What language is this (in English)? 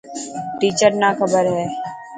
Dhatki